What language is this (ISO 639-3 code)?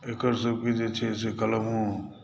mai